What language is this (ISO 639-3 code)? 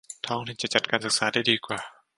tha